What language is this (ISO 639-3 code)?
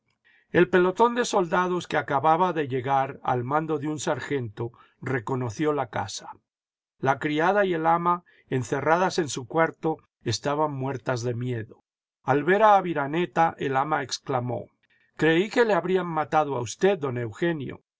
spa